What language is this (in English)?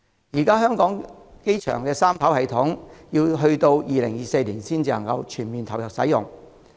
Cantonese